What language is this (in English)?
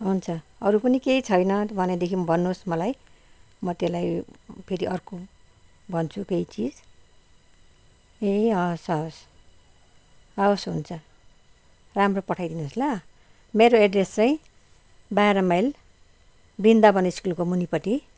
Nepali